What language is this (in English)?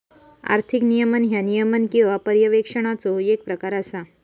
Marathi